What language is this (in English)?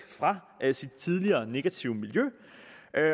Danish